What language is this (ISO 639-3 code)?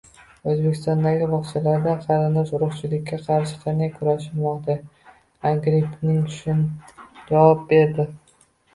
uzb